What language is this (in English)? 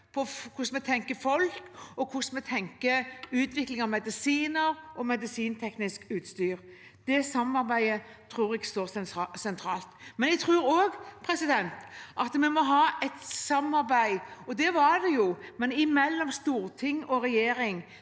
Norwegian